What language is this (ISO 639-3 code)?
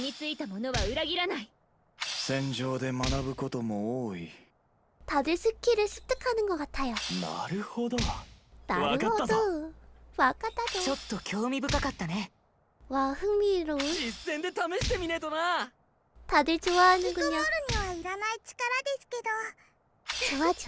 kor